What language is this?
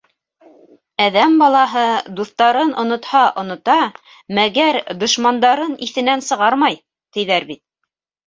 Bashkir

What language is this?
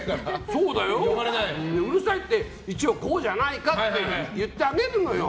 Japanese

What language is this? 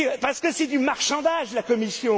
French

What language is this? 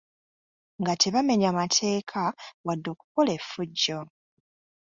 Ganda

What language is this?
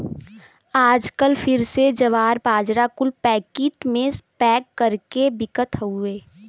Bhojpuri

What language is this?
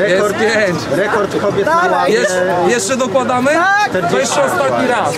Polish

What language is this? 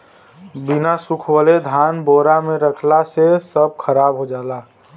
Bhojpuri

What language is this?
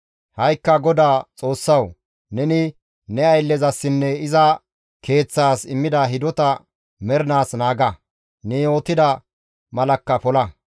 Gamo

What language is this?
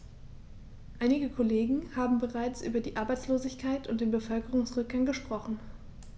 German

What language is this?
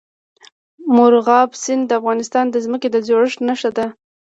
Pashto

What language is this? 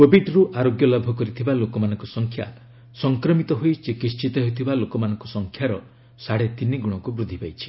Odia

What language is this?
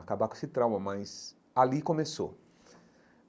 Portuguese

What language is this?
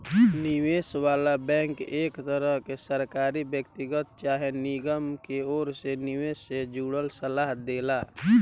Bhojpuri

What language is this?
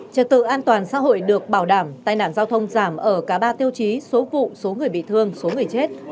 Vietnamese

